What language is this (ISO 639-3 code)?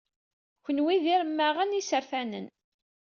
kab